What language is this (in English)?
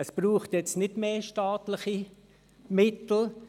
Swiss German